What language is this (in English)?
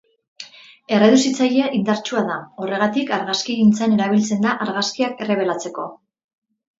Basque